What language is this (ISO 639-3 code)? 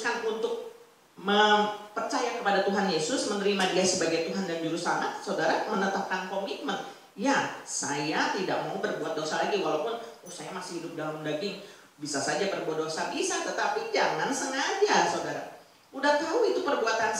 ind